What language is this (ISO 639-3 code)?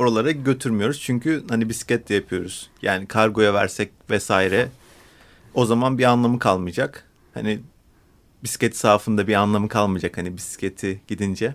tur